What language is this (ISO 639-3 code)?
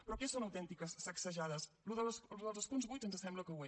cat